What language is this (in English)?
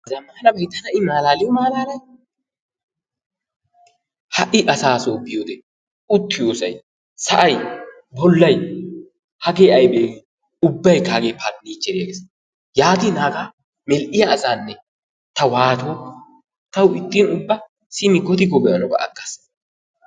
Wolaytta